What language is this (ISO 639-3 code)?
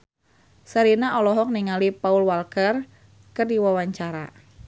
sun